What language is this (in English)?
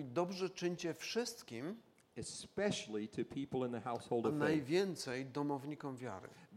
Polish